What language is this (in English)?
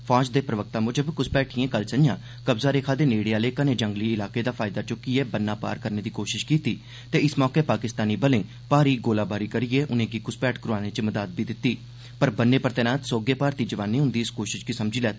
Dogri